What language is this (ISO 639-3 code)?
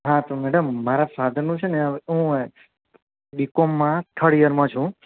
guj